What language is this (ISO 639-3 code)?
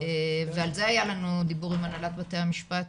heb